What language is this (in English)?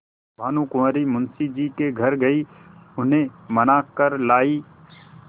Hindi